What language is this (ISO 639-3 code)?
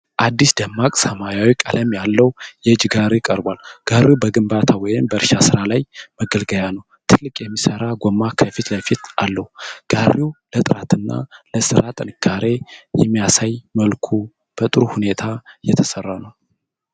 amh